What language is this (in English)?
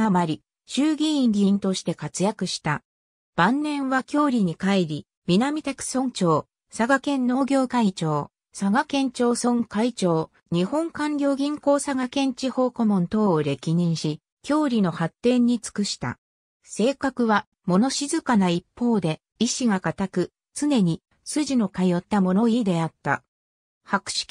Japanese